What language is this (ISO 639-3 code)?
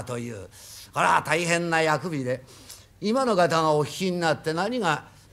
jpn